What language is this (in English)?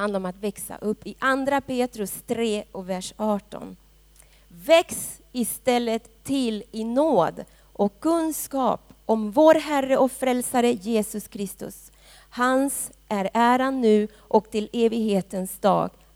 Swedish